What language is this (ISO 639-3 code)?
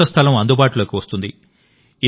tel